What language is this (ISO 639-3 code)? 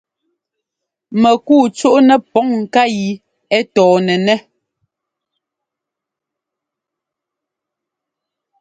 jgo